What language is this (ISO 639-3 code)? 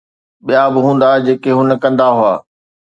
snd